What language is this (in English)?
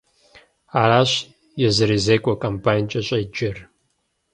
Kabardian